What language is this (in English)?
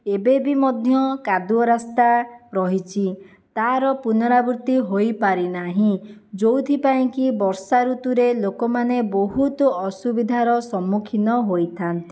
Odia